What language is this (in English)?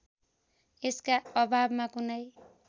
Nepali